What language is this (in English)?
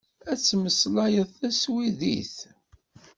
Kabyle